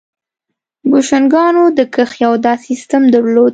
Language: Pashto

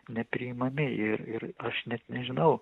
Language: Lithuanian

